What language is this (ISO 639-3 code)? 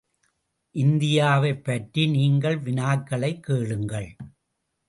tam